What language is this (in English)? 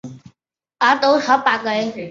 Chinese